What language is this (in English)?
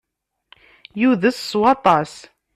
Kabyle